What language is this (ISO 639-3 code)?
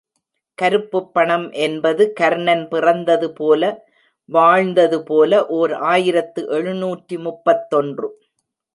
tam